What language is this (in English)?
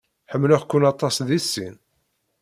Kabyle